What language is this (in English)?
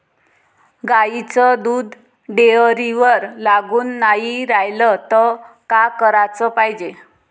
Marathi